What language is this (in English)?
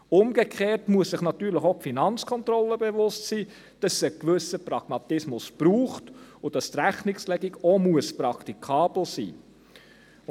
Swiss German